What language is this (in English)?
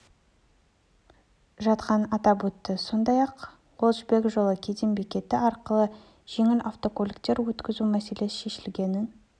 Kazakh